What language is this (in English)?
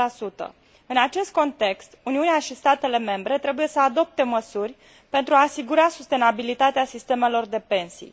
Romanian